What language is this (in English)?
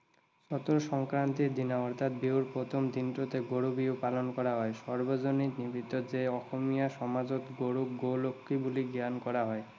Assamese